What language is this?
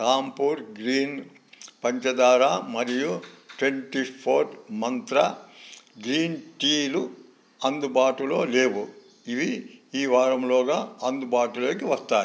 Telugu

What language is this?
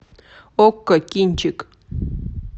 Russian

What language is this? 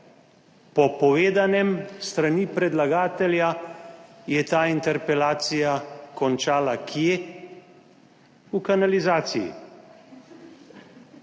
Slovenian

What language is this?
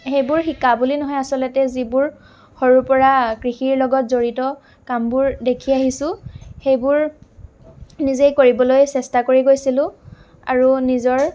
Assamese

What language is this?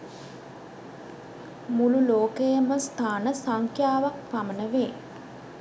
Sinhala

